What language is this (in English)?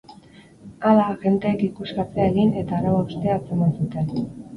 Basque